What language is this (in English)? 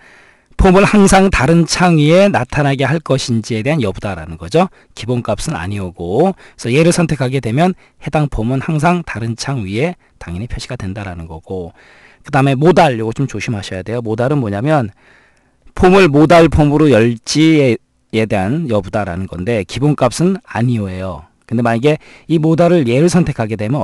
Korean